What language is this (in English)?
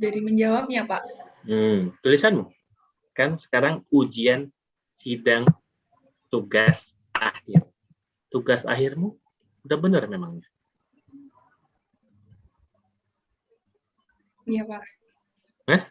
Indonesian